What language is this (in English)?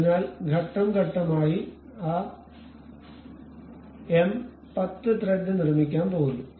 Malayalam